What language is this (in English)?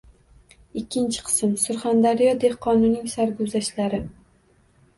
Uzbek